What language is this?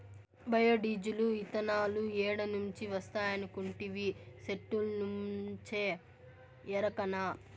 Telugu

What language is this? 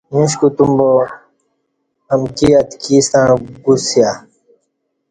Kati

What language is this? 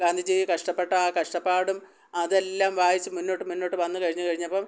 Malayalam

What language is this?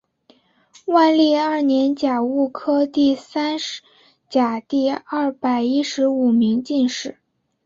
Chinese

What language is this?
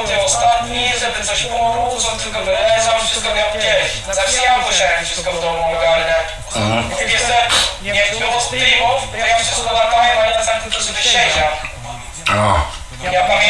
Polish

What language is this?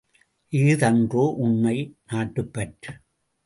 Tamil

